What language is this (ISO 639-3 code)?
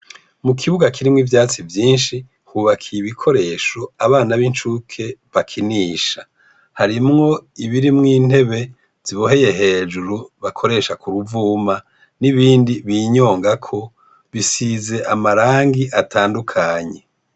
run